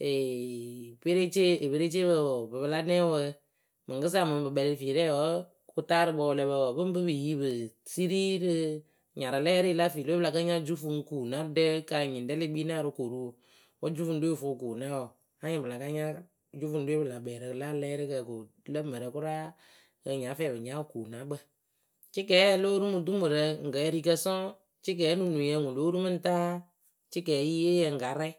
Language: Akebu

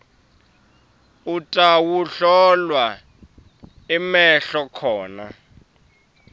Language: Swati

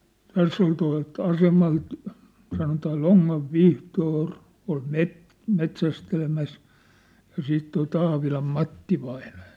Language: Finnish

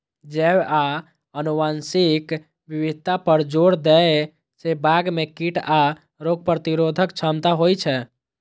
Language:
Maithili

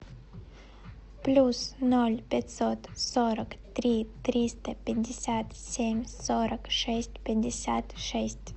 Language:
Russian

